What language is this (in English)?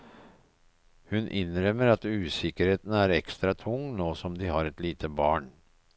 Norwegian